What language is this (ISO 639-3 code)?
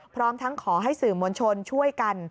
tha